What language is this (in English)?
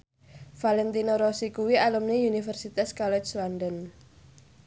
Javanese